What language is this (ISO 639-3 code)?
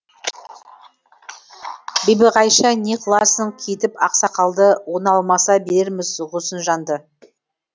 kaz